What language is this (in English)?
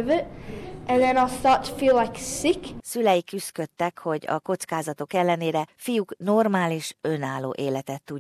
Hungarian